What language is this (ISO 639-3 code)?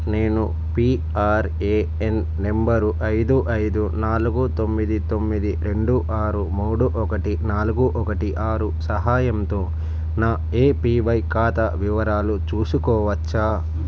tel